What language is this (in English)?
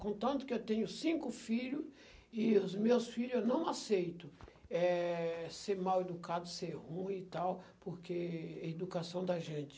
Portuguese